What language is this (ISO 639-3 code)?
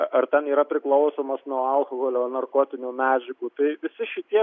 lit